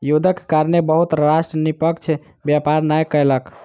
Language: Maithili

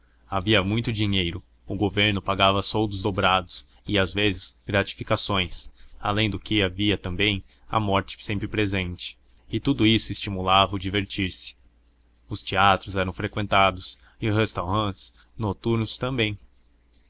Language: Portuguese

